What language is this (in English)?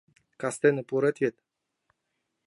Mari